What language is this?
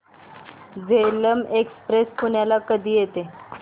Marathi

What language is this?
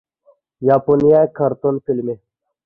Uyghur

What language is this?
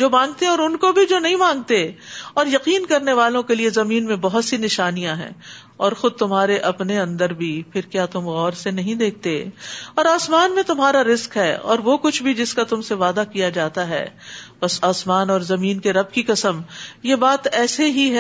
Urdu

